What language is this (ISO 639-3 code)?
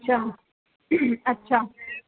urd